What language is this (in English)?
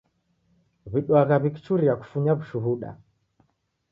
Taita